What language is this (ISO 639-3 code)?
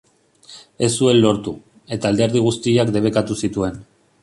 eus